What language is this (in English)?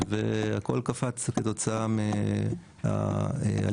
Hebrew